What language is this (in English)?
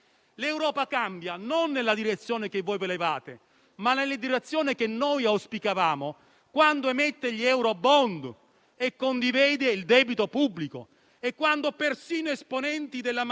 Italian